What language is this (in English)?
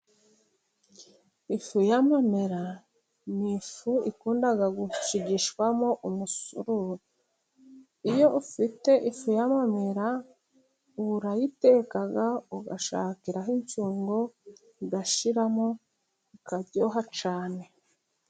Kinyarwanda